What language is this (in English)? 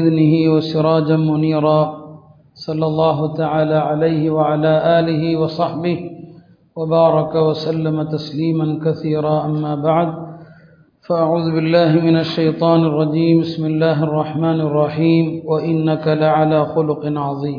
Tamil